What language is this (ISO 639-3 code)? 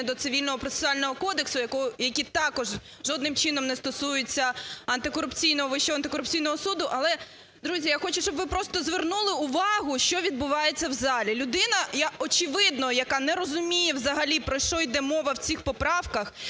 ukr